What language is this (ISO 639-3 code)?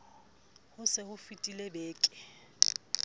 sot